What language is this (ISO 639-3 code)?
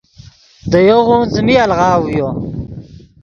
ydg